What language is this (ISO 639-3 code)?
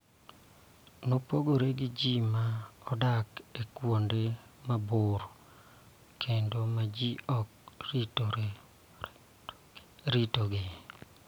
luo